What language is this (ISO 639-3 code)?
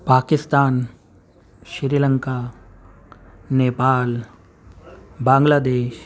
urd